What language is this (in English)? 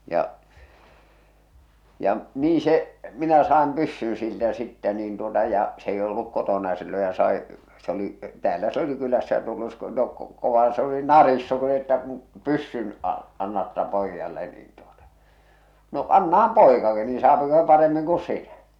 Finnish